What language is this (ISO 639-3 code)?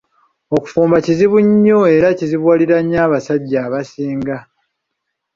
lug